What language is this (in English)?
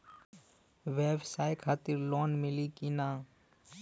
Bhojpuri